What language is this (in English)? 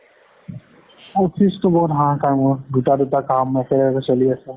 Assamese